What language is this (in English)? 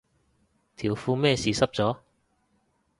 Cantonese